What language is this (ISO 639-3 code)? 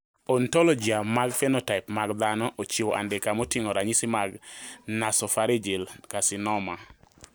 luo